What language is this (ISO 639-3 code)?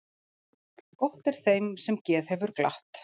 isl